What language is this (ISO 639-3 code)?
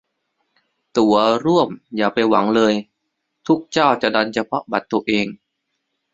tha